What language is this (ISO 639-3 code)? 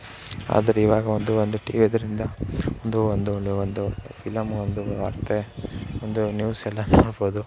kan